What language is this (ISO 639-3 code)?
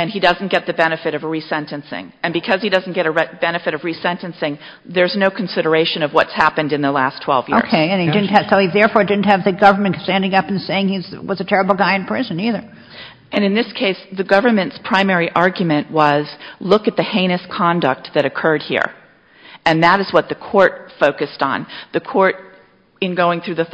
eng